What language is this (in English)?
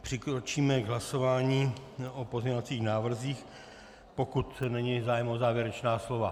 Czech